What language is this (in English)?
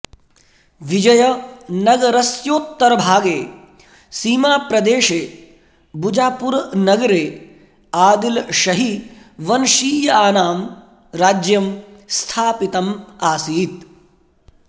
Sanskrit